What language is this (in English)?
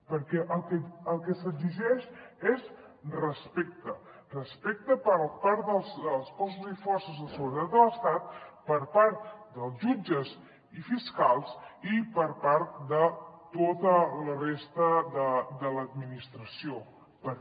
Catalan